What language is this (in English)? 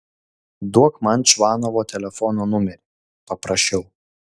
Lithuanian